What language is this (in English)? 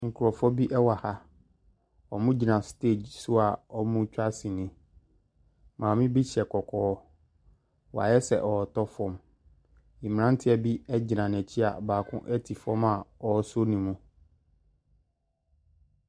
Akan